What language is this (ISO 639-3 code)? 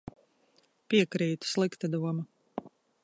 lav